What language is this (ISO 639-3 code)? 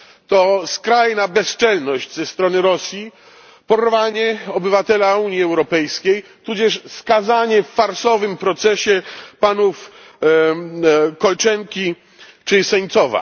pol